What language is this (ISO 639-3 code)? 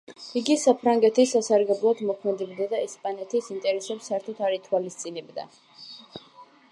kat